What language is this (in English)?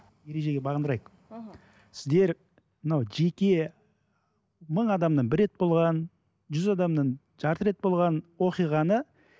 Kazakh